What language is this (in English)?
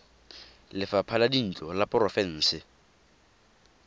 Tswana